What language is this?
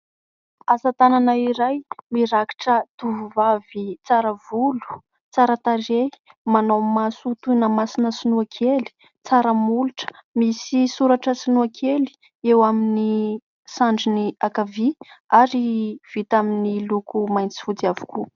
Malagasy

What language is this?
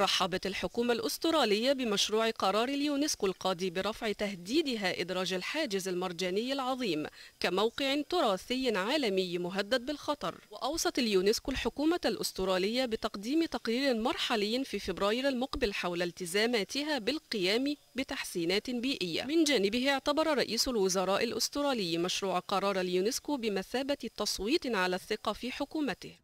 Arabic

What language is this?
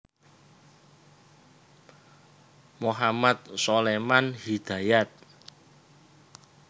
Javanese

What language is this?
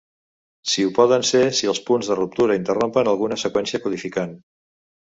Catalan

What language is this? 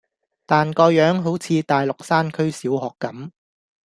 Cantonese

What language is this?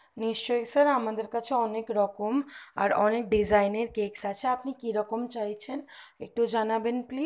Bangla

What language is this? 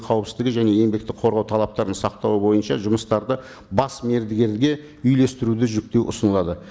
Kazakh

